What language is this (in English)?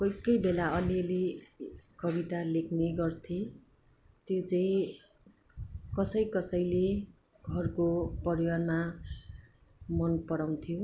Nepali